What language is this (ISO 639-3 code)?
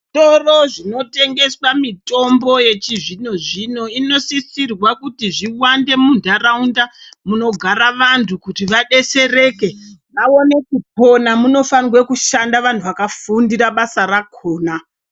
ndc